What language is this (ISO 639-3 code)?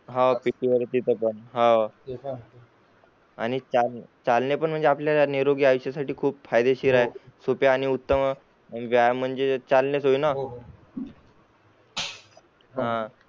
mar